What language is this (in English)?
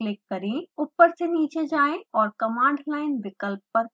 Hindi